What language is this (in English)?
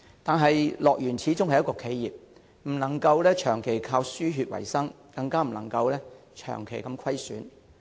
Cantonese